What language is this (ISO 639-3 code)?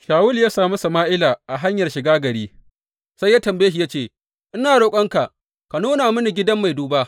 hau